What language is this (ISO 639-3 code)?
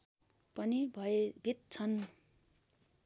nep